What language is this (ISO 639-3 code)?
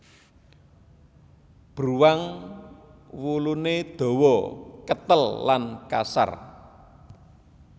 jav